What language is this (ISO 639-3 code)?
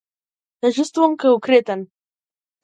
mkd